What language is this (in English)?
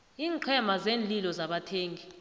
South Ndebele